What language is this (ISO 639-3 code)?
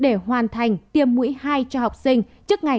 vie